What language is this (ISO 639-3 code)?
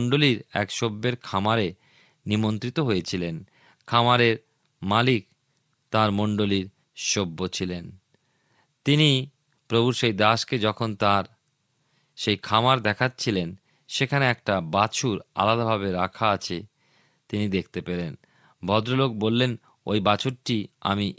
ben